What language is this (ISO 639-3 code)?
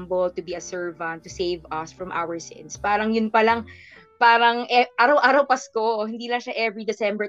fil